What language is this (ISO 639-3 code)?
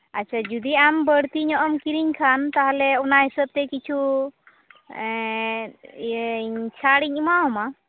sat